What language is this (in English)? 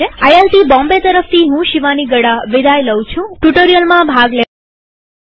Gujarati